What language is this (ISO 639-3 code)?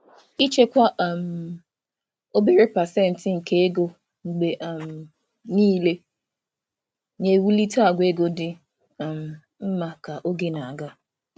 ibo